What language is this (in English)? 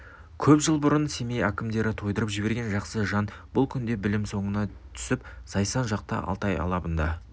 Kazakh